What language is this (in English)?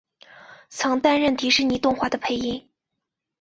Chinese